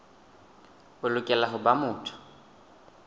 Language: Southern Sotho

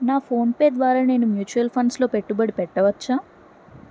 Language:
Telugu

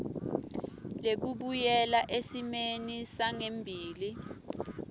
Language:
Swati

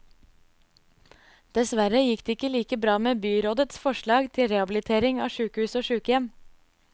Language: Norwegian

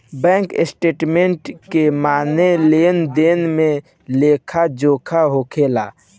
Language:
Bhojpuri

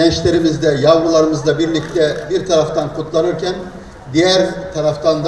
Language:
Turkish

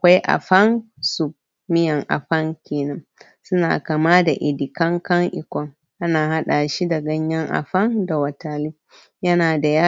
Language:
Hausa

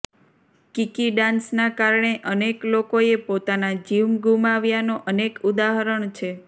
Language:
Gujarati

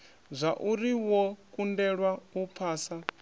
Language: Venda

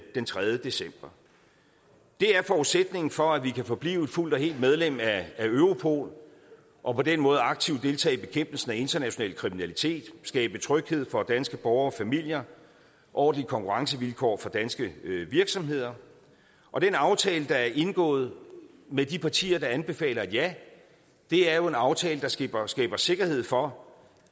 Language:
Danish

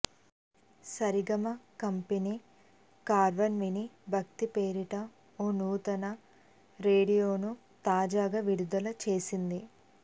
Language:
Telugu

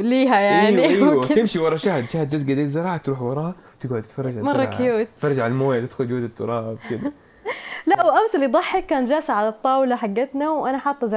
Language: Arabic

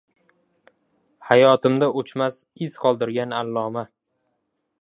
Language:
Uzbek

